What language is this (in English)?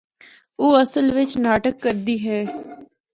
Northern Hindko